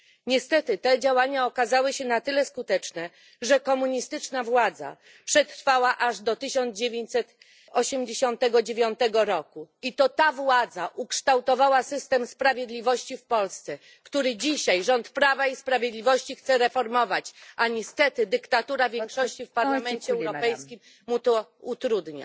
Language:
Polish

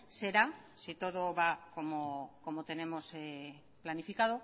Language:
Spanish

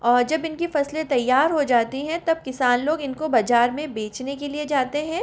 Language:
Hindi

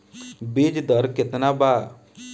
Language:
Bhojpuri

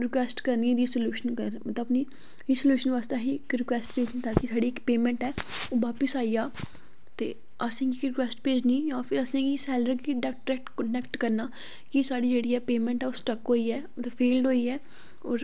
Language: Dogri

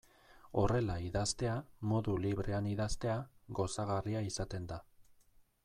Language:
Basque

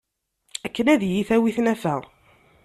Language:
Kabyle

